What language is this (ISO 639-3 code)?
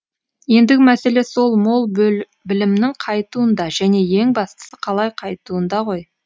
kaz